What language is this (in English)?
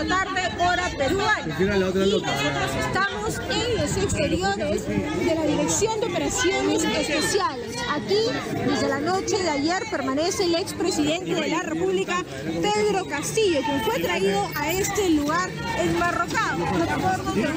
Spanish